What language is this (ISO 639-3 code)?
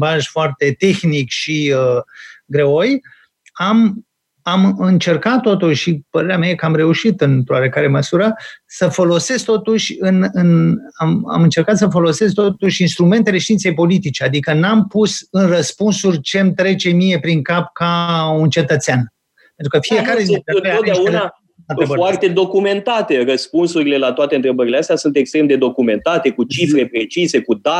ron